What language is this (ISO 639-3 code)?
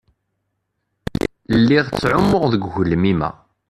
kab